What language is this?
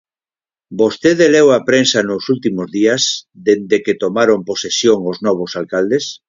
Galician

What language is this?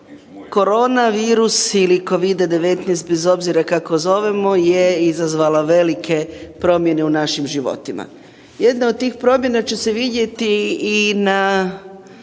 Croatian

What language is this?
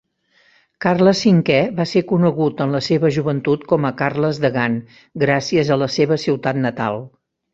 Catalan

